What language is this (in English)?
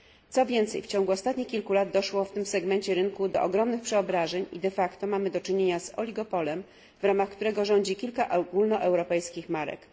Polish